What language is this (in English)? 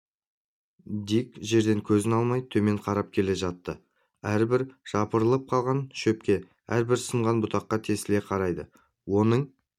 Kazakh